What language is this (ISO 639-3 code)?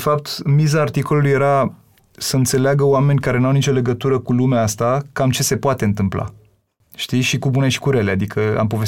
ron